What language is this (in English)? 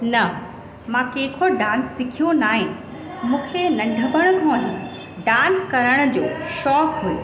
Sindhi